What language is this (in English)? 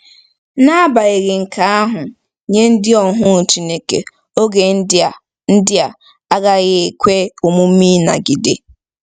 Igbo